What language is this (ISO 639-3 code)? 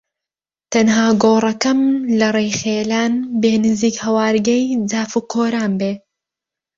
ckb